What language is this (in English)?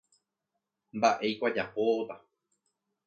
Guarani